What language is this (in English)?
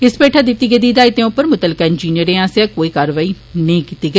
Dogri